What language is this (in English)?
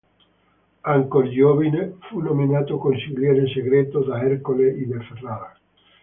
Italian